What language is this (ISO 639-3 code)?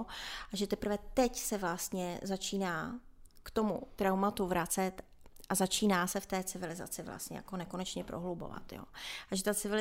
ces